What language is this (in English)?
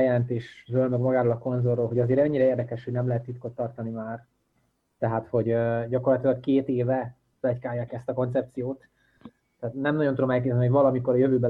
Hungarian